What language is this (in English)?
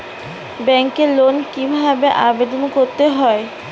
Bangla